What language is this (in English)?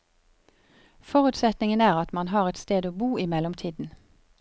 Norwegian